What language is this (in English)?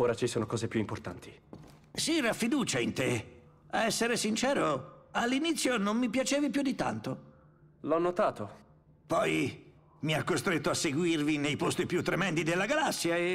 Italian